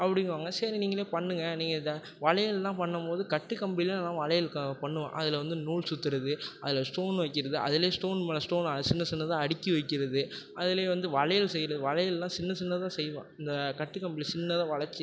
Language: Tamil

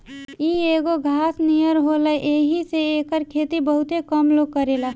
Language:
Bhojpuri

